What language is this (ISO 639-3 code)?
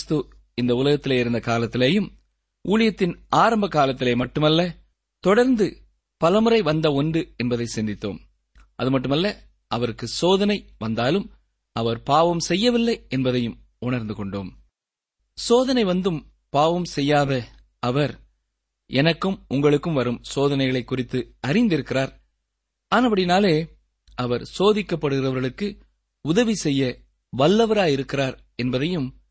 tam